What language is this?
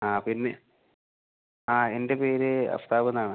Malayalam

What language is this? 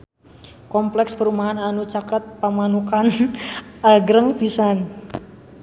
Sundanese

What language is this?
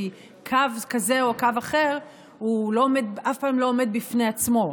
Hebrew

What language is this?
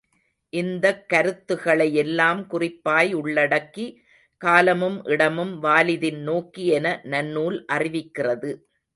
Tamil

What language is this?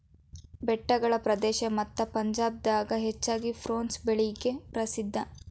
Kannada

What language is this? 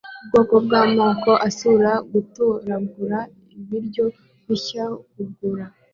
Kinyarwanda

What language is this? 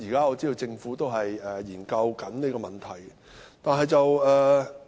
Cantonese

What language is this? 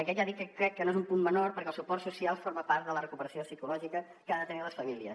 Catalan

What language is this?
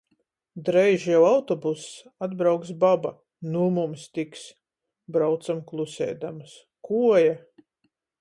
Latgalian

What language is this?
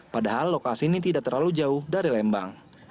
Indonesian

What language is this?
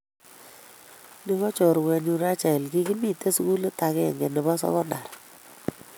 Kalenjin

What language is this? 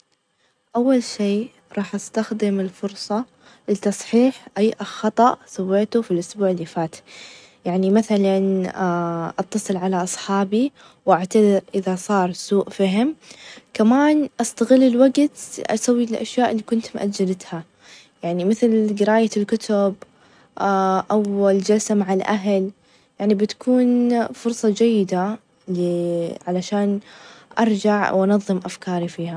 Najdi Arabic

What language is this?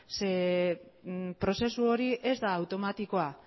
Basque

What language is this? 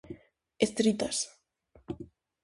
Galician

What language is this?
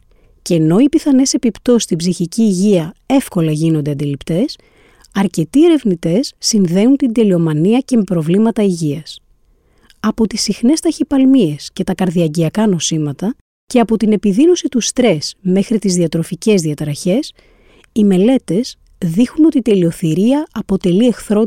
Greek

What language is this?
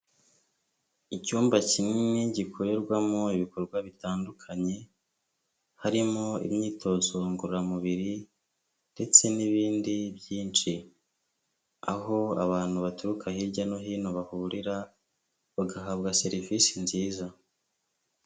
Kinyarwanda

